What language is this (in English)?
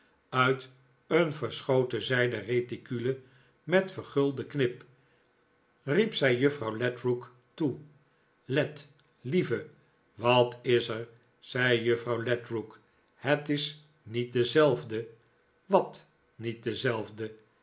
Dutch